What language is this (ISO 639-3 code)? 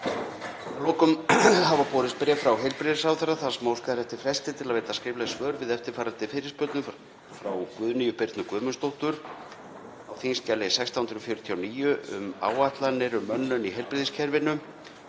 isl